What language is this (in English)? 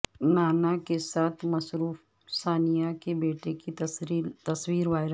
Urdu